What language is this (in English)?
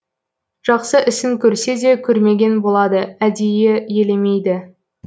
Kazakh